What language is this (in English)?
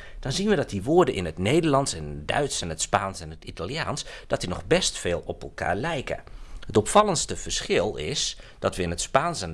Dutch